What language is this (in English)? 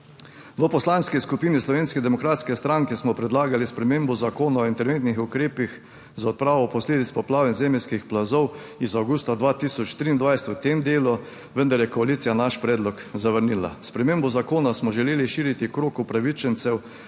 Slovenian